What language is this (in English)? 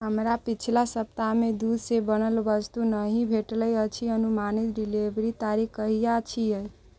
Maithili